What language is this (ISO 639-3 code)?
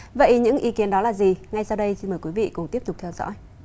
vie